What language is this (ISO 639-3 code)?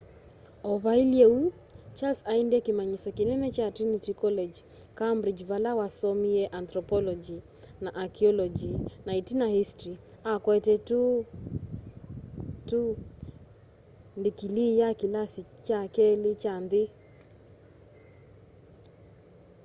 kam